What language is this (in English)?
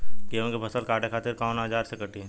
Bhojpuri